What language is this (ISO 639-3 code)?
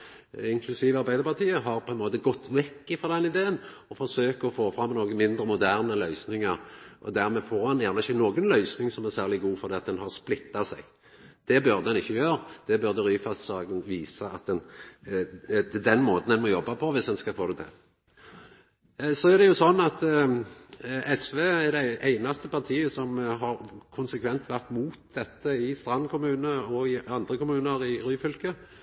nno